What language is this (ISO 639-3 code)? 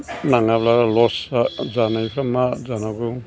brx